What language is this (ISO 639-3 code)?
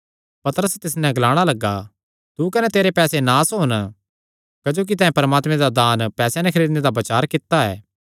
xnr